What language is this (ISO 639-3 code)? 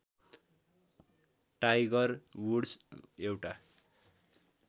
nep